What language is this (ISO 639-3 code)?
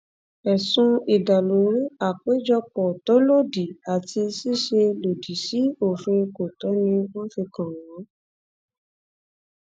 yor